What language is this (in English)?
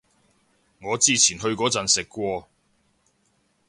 Cantonese